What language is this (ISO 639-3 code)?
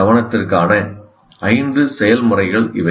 tam